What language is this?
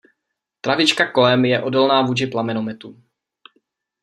Czech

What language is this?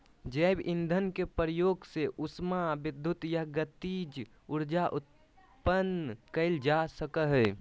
Magahi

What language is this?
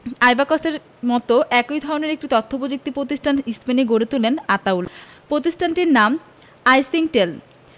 Bangla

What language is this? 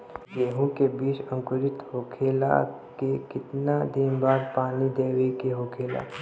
Bhojpuri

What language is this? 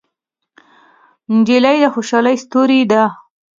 Pashto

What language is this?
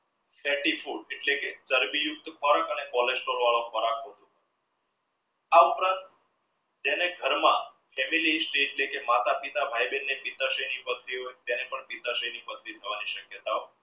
Gujarati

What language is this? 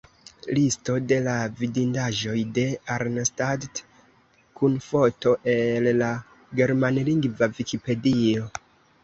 Esperanto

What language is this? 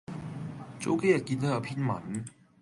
Cantonese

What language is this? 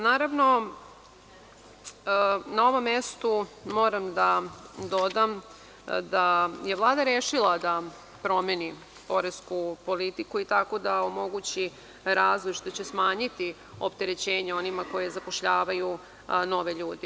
Serbian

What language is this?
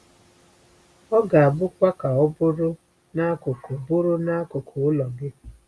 Igbo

